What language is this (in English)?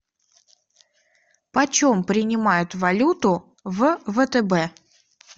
Russian